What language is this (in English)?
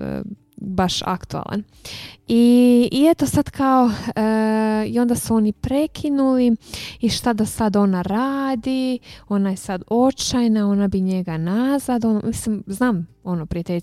Croatian